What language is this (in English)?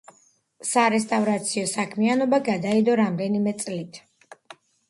Georgian